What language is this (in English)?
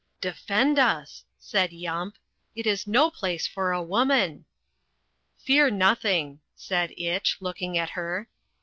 English